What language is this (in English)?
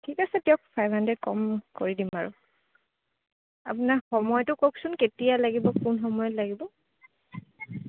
Assamese